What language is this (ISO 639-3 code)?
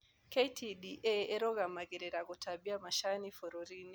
kik